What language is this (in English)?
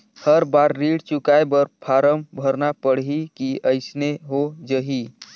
Chhattisgarhi